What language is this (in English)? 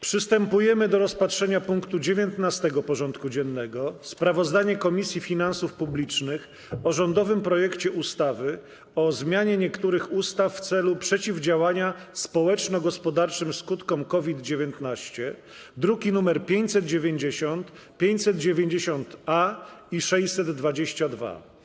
Polish